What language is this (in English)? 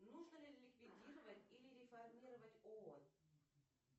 Russian